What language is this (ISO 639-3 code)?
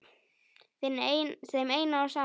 isl